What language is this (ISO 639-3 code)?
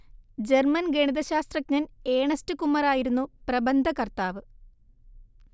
mal